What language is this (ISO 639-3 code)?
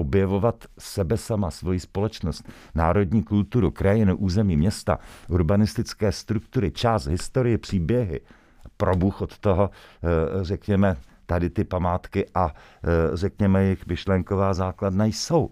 ces